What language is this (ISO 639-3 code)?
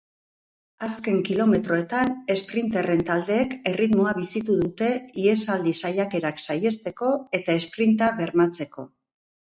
eus